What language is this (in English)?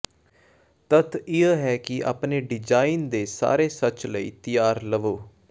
Punjabi